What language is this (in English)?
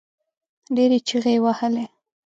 Pashto